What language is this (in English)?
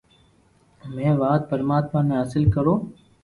Loarki